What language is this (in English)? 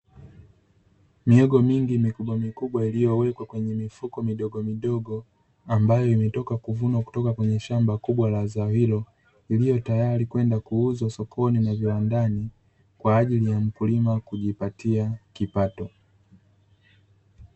Swahili